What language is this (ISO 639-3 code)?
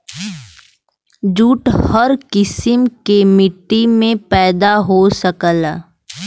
bho